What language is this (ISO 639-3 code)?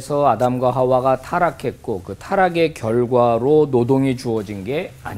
kor